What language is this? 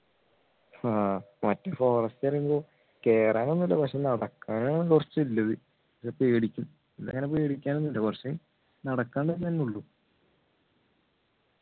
Malayalam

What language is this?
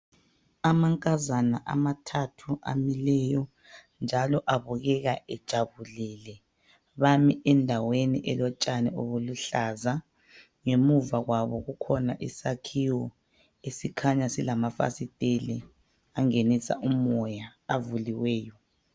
North Ndebele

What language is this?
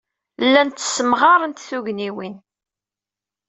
Kabyle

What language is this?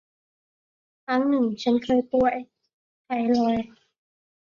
Thai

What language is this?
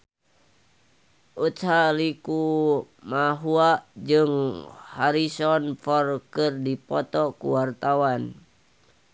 Sundanese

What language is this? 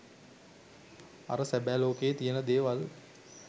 Sinhala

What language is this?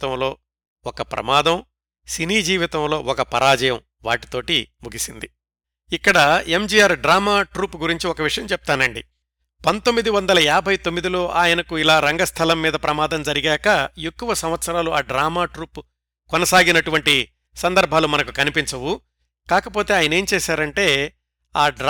Telugu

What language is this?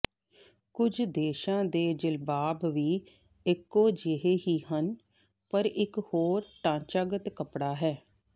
Punjabi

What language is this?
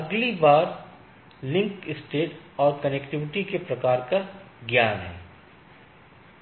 Hindi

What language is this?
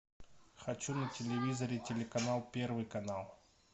Russian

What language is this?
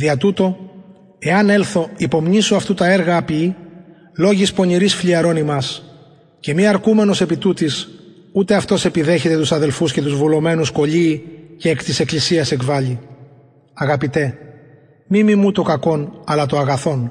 Greek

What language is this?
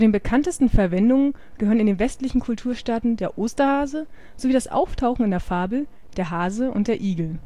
German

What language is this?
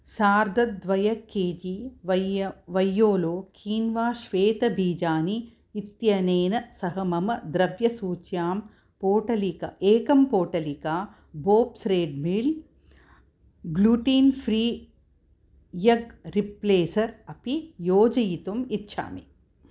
Sanskrit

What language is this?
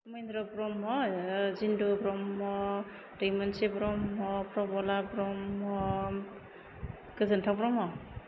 Bodo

